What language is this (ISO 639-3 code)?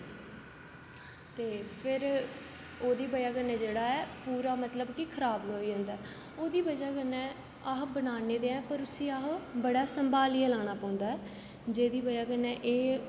doi